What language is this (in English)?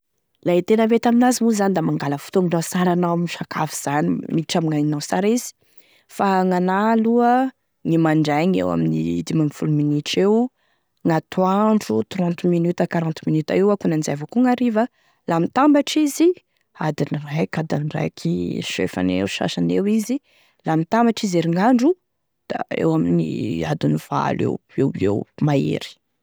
Tesaka Malagasy